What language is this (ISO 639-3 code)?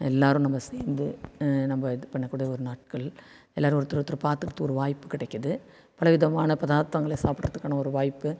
tam